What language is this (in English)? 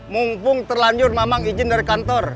Indonesian